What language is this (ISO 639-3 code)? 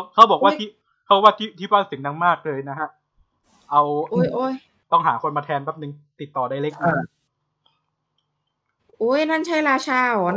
tha